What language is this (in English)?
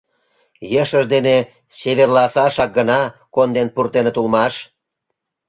Mari